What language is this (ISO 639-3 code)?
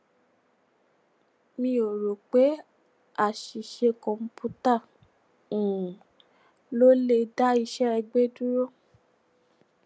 yor